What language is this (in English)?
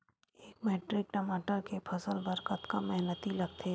Chhattisgarhi